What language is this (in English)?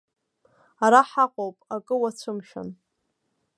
Abkhazian